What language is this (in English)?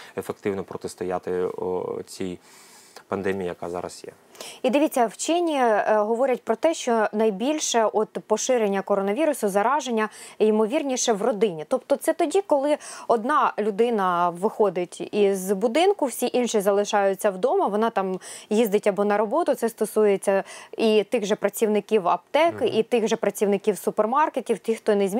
Ukrainian